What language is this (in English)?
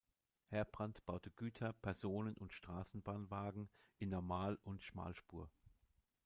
German